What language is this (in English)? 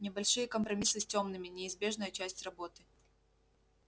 Russian